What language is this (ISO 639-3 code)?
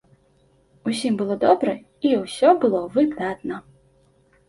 bel